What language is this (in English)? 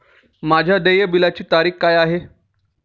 Marathi